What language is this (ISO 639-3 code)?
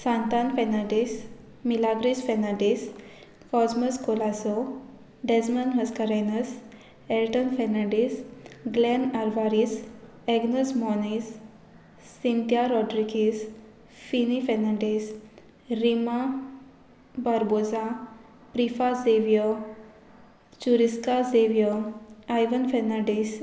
kok